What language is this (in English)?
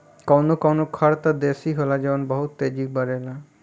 Bhojpuri